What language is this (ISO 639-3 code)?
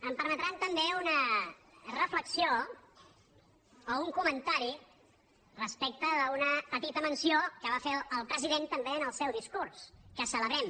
cat